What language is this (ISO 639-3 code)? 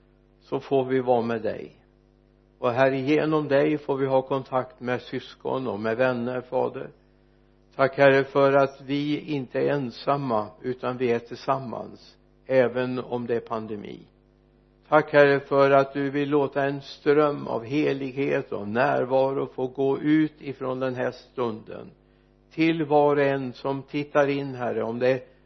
swe